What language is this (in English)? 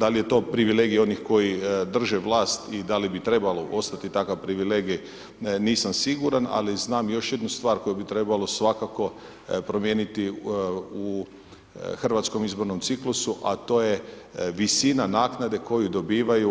Croatian